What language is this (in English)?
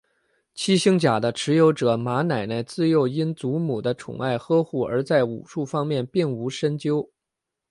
Chinese